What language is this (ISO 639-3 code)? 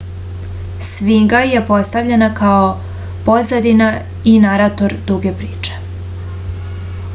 srp